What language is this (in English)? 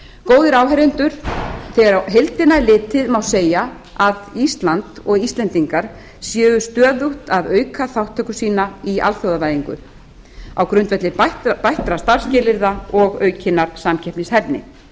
Icelandic